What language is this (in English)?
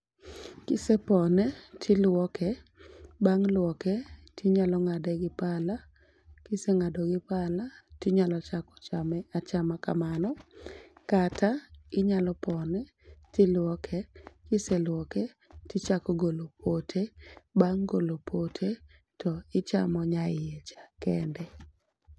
Luo (Kenya and Tanzania)